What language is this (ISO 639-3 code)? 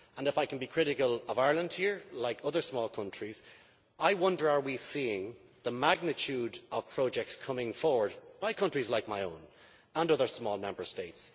eng